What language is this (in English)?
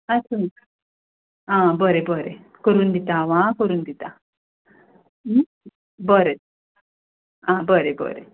Konkani